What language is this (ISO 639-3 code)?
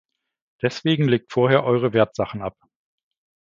deu